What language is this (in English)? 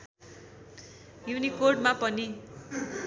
Nepali